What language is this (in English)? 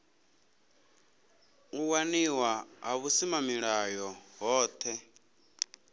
Venda